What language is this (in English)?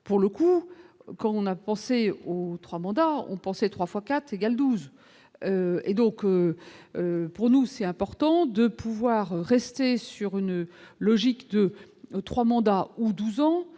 French